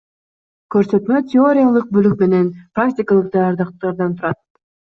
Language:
Kyrgyz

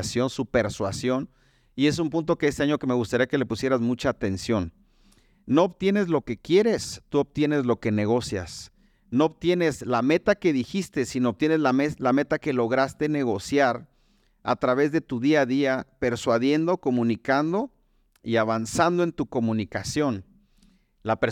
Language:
Spanish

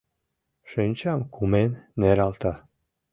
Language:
Mari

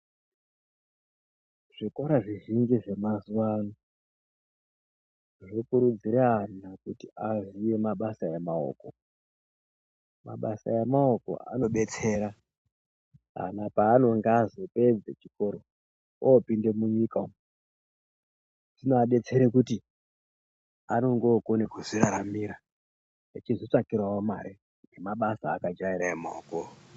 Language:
Ndau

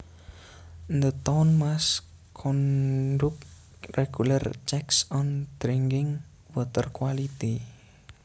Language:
Javanese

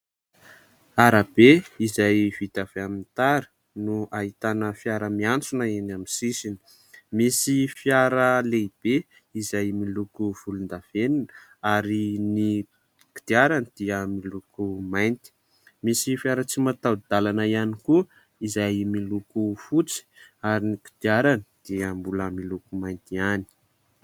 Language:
Malagasy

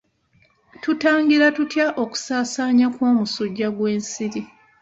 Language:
Ganda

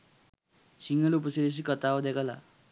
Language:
Sinhala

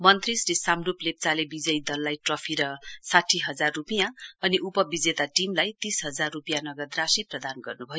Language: Nepali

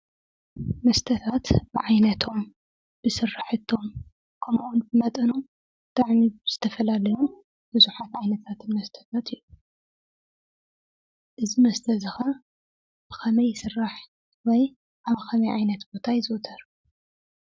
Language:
Tigrinya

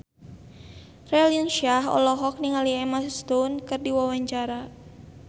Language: Sundanese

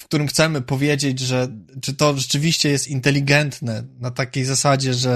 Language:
Polish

